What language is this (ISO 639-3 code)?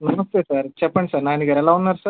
tel